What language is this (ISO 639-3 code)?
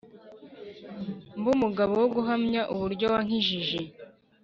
kin